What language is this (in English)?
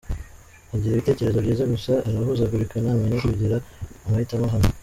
Kinyarwanda